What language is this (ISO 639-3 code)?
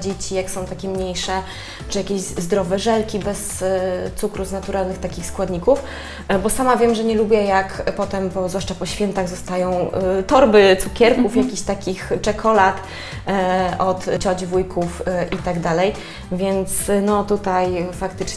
pol